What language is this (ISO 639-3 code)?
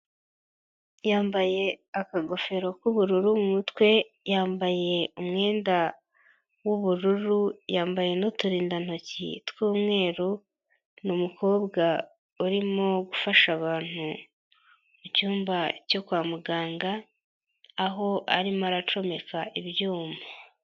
kin